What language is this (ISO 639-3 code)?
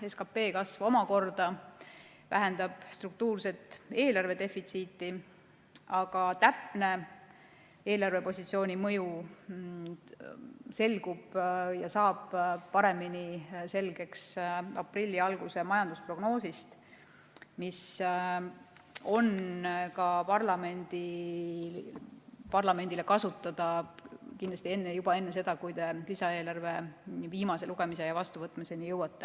est